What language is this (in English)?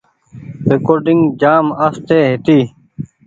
Goaria